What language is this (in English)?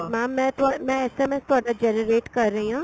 Punjabi